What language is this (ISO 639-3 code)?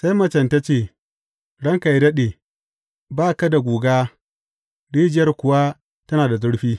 hau